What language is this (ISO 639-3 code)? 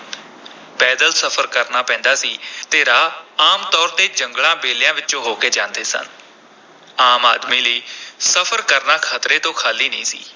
pan